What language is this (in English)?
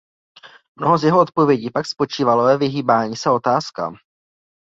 Czech